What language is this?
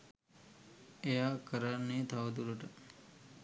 Sinhala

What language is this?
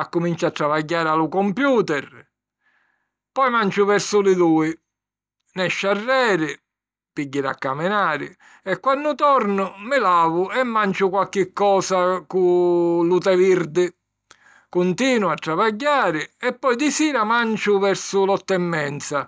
Sicilian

